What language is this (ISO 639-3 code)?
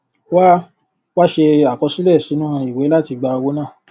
yor